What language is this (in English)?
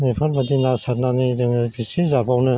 Bodo